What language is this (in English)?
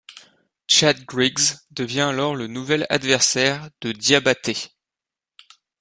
French